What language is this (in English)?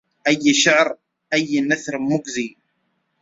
Arabic